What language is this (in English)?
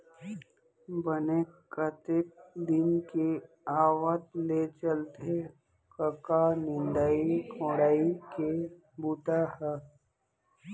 Chhattisgarhi